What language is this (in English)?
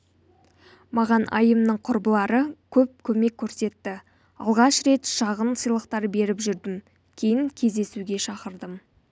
Kazakh